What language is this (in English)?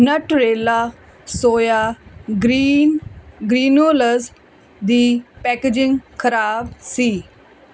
Punjabi